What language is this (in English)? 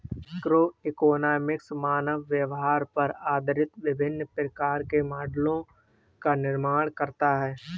Hindi